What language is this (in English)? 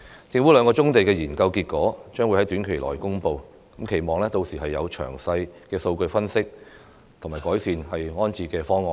Cantonese